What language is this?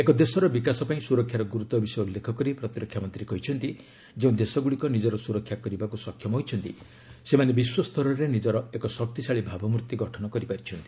Odia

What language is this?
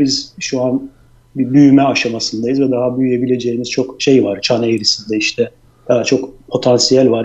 Turkish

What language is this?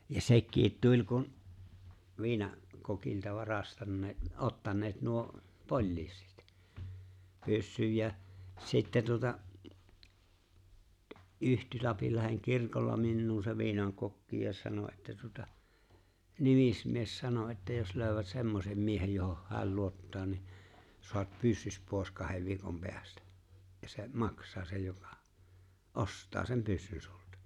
Finnish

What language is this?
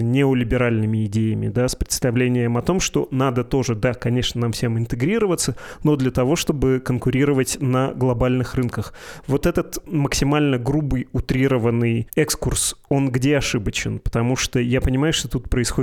Russian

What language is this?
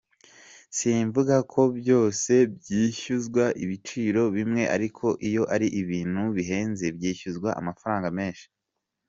Kinyarwanda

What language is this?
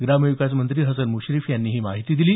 Marathi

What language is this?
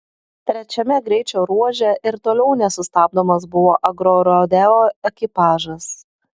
Lithuanian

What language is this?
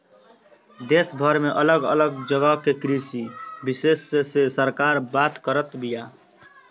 Bhojpuri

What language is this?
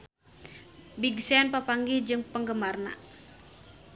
Sundanese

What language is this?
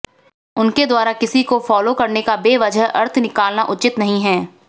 Hindi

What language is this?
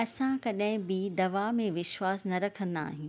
Sindhi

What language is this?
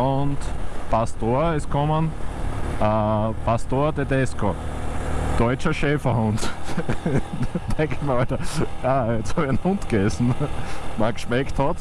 German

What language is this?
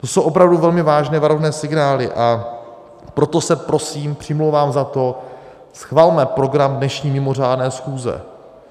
Czech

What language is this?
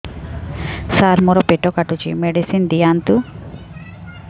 Odia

